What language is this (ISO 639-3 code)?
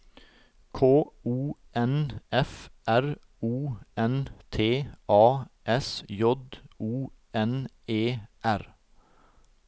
nor